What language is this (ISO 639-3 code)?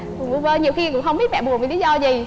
vie